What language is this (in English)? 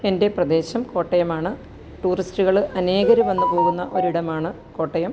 Malayalam